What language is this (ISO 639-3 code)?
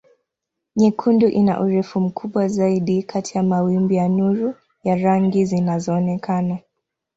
swa